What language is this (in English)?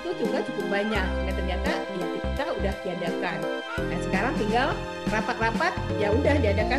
Indonesian